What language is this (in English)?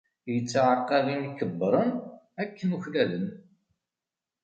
Kabyle